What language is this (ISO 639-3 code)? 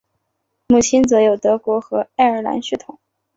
zho